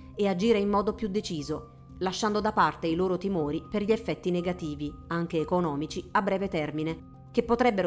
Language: Italian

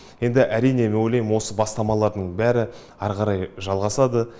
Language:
Kazakh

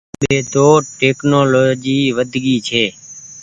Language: Goaria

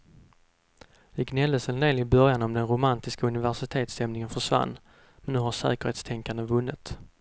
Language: Swedish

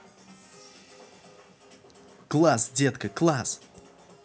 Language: Russian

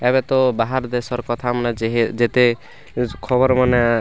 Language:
Odia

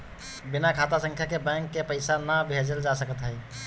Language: Bhojpuri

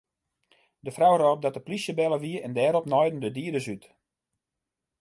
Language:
Western Frisian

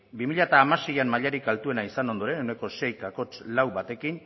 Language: Basque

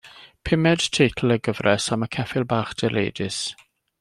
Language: Welsh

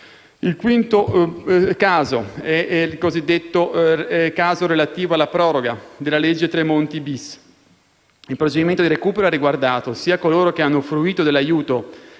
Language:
Italian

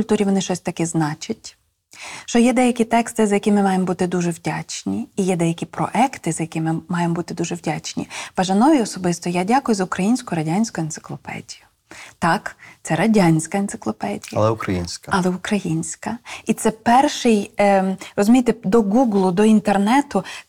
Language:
Ukrainian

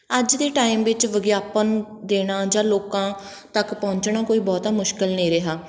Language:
Punjabi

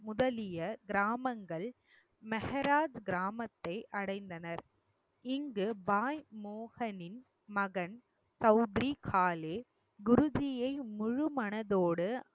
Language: Tamil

